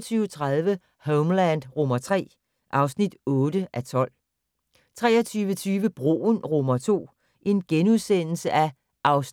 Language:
Danish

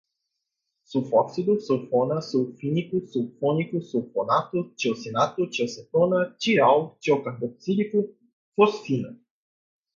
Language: Portuguese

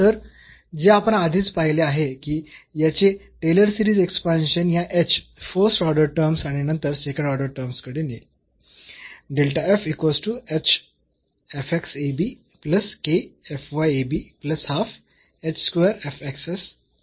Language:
Marathi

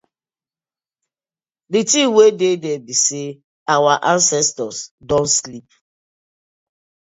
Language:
Nigerian Pidgin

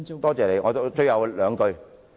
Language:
Cantonese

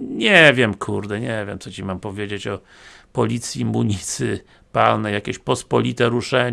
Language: Polish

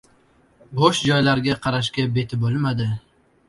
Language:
Uzbek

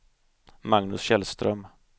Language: Swedish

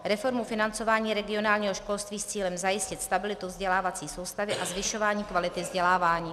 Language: Czech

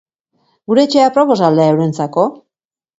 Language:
Basque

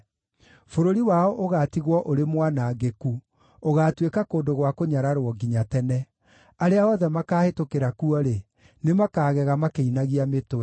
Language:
Kikuyu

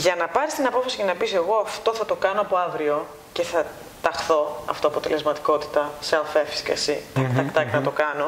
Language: Greek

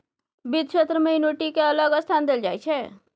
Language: Maithili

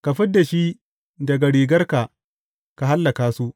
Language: Hausa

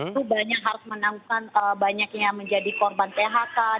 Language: Indonesian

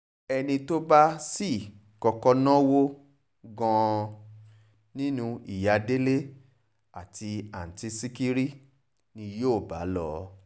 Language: Yoruba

